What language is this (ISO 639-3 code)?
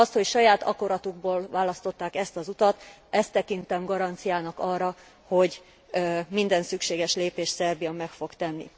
hun